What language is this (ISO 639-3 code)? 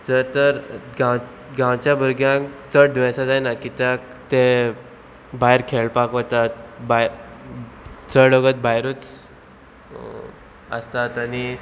kok